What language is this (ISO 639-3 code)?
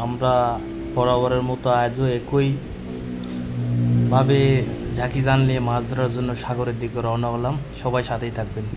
ben